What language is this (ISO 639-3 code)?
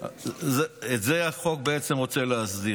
heb